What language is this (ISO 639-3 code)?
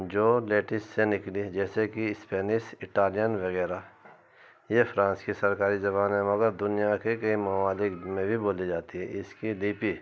urd